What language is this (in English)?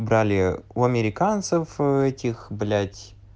Russian